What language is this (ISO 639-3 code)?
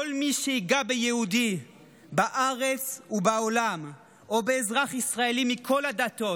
heb